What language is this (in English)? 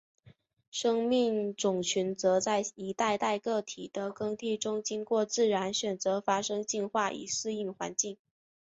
Chinese